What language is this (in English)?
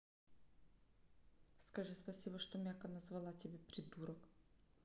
Russian